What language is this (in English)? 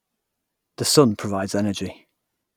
English